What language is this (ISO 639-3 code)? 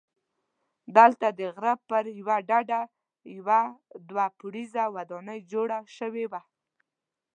pus